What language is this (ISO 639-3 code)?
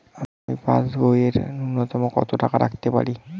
ben